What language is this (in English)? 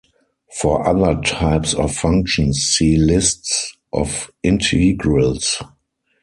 English